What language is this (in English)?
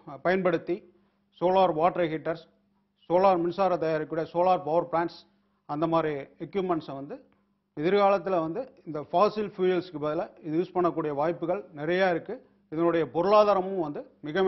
Spanish